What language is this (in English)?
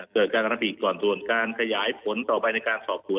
Thai